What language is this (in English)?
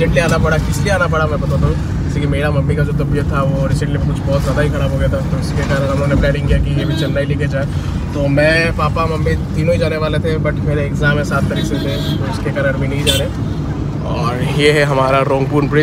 Hindi